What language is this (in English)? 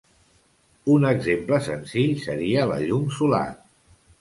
Catalan